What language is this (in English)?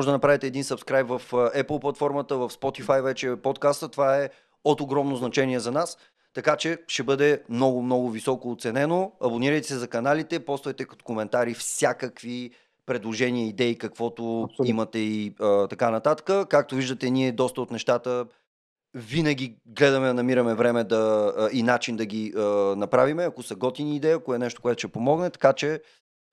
Bulgarian